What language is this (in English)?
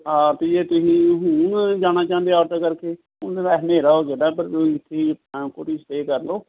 Punjabi